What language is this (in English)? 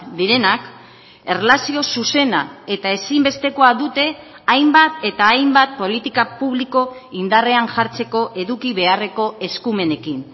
Basque